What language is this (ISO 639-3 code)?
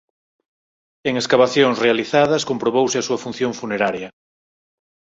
glg